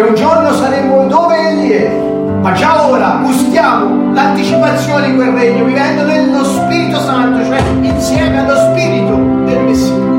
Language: Italian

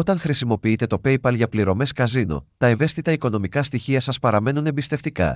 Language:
Greek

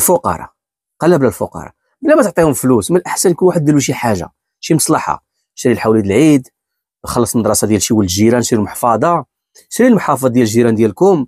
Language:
Arabic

